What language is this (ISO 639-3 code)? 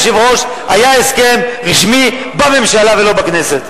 heb